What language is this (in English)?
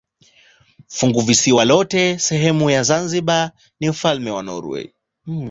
Swahili